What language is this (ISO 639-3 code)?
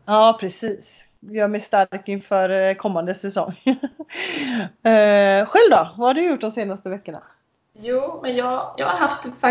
swe